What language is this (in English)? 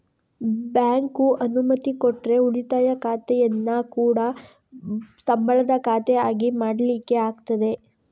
Kannada